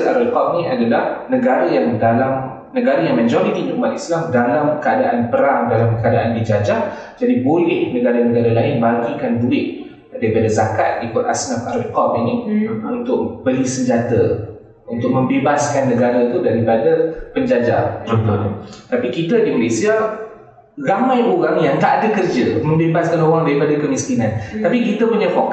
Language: Malay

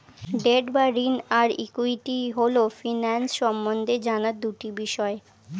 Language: Bangla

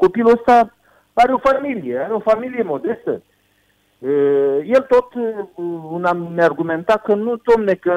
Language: Romanian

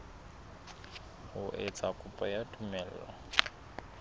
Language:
Southern Sotho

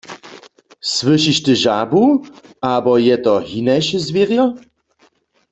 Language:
Upper Sorbian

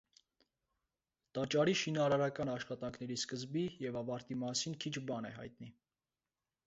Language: Armenian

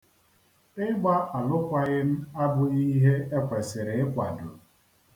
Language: Igbo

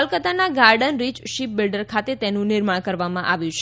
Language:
Gujarati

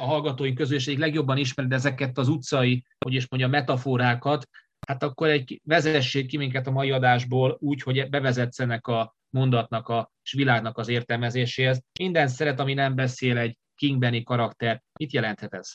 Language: Hungarian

